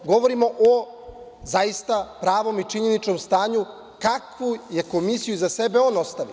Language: Serbian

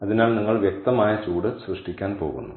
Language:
Malayalam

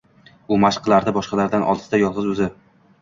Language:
Uzbek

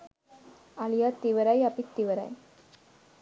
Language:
Sinhala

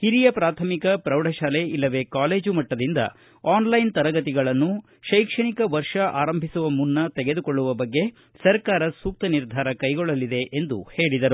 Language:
Kannada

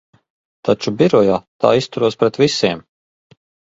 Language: Latvian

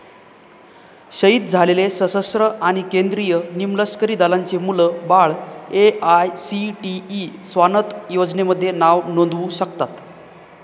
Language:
Marathi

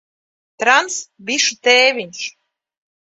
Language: Latvian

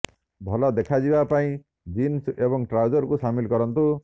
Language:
Odia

